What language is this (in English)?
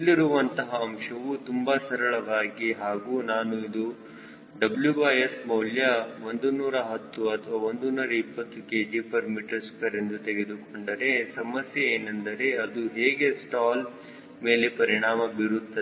Kannada